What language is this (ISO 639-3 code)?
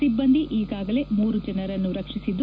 kan